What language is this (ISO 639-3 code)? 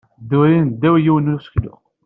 kab